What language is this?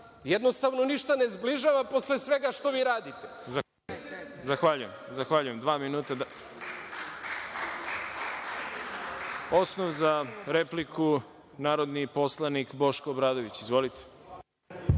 Serbian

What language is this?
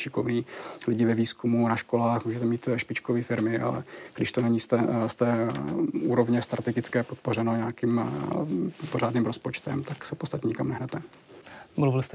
Czech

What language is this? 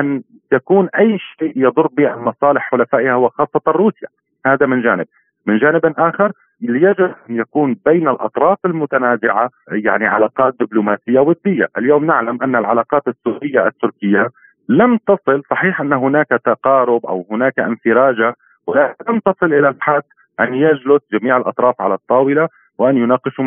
Arabic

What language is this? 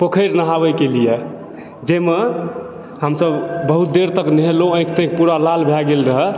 Maithili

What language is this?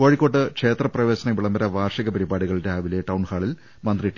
Malayalam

